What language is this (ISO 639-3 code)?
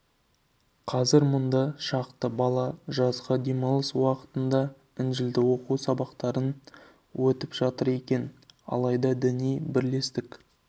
kaz